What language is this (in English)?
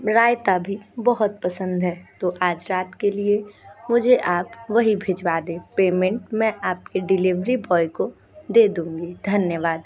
Hindi